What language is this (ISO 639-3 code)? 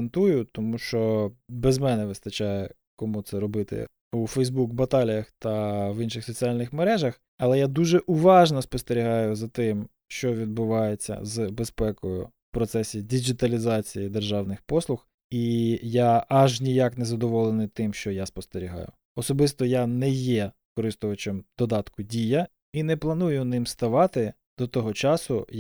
ukr